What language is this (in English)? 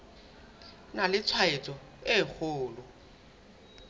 Southern Sotho